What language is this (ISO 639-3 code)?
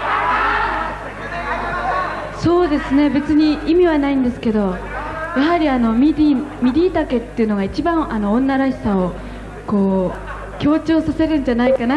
jpn